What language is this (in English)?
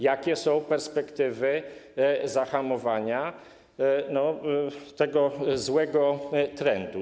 Polish